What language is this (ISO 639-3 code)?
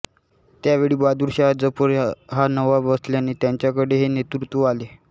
mar